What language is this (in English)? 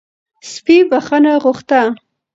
Pashto